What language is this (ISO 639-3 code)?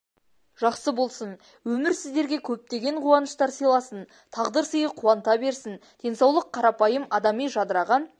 kaz